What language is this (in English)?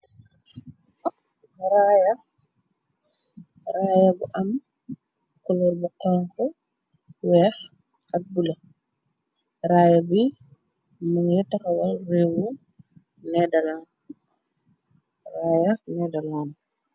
Wolof